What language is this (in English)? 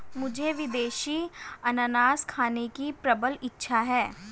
Hindi